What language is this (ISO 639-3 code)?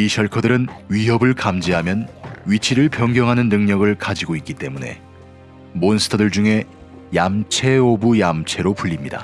kor